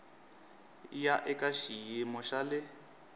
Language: Tsonga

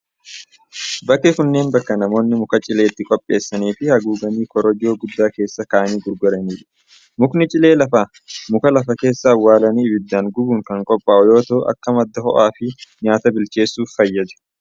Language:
Oromo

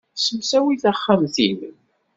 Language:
Kabyle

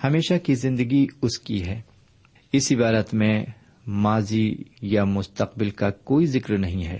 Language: Urdu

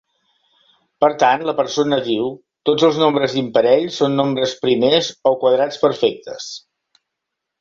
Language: Catalan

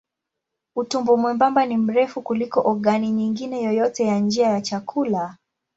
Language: Swahili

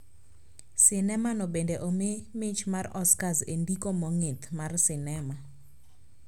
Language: Luo (Kenya and Tanzania)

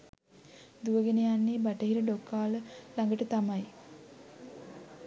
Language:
Sinhala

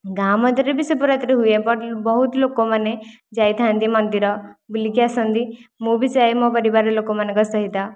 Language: Odia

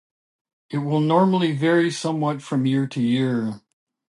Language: English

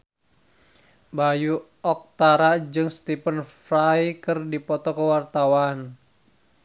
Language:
Sundanese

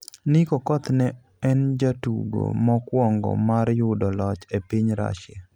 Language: Luo (Kenya and Tanzania)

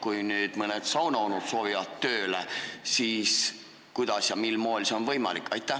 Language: Estonian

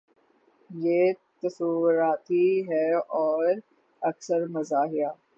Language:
Urdu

